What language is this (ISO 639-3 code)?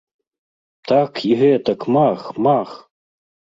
bel